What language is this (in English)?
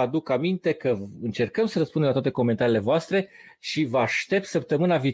Romanian